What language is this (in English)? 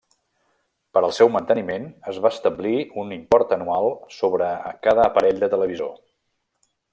Catalan